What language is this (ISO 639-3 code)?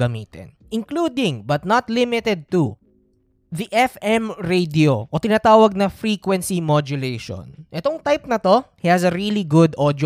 fil